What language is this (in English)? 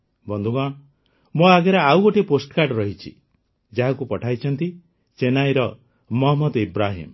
Odia